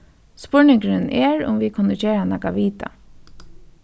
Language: Faroese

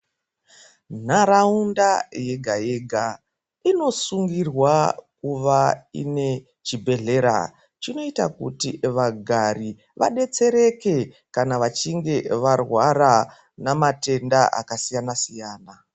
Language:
Ndau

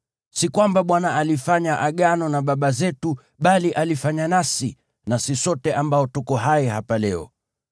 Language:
Swahili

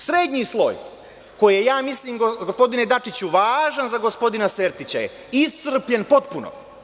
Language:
Serbian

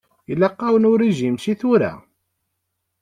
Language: Kabyle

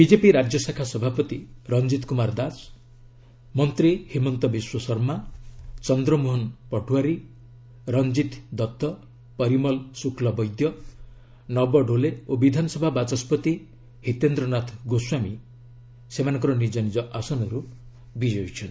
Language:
Odia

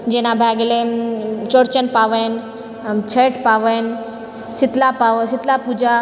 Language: Maithili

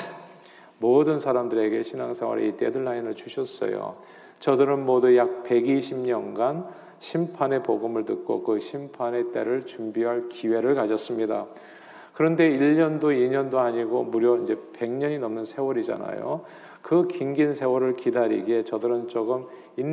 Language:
Korean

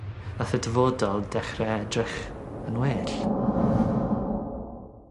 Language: Welsh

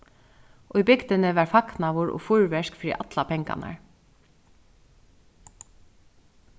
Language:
Faroese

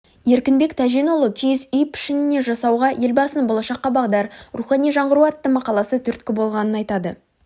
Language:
Kazakh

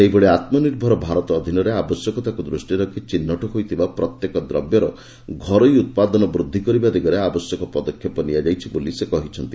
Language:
Odia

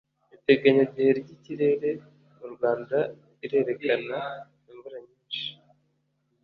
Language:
Kinyarwanda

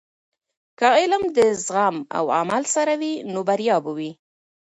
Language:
Pashto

